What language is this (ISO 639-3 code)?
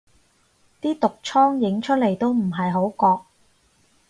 yue